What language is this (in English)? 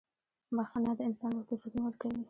Pashto